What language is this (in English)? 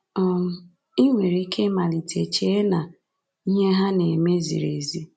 Igbo